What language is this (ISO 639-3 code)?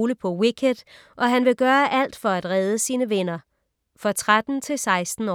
dan